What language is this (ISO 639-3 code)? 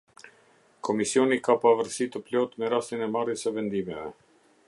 sqi